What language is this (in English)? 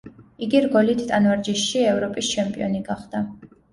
Georgian